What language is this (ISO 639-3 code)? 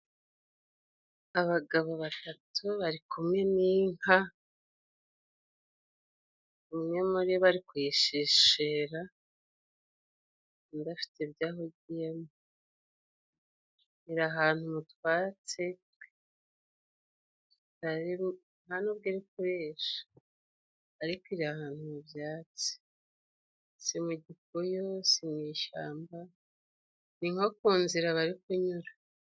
kin